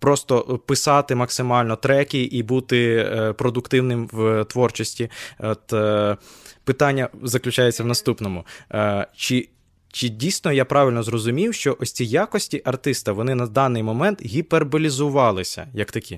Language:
Ukrainian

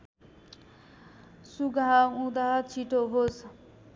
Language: Nepali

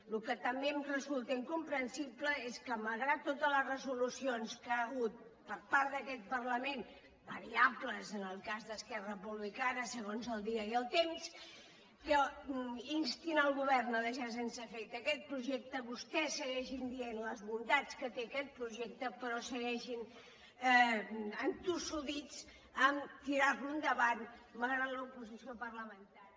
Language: Catalan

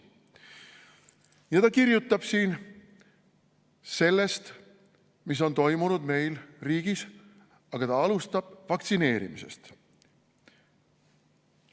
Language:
Estonian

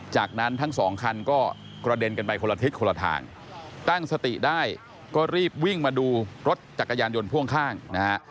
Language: Thai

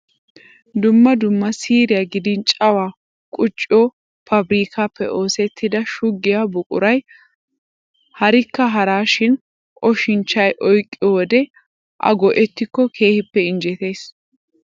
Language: Wolaytta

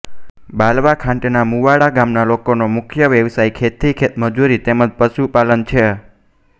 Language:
Gujarati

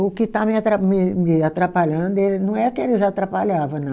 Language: Portuguese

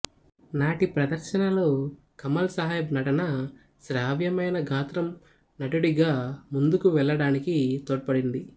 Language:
Telugu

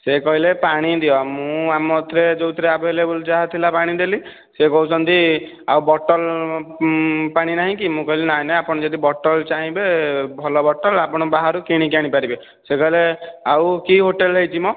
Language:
Odia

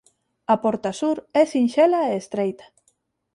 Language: Galician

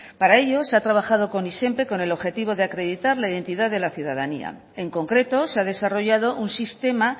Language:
Spanish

